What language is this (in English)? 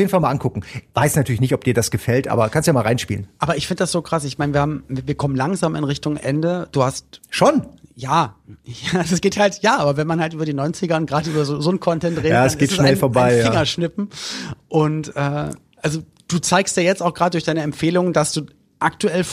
German